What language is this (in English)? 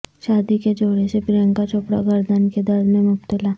Urdu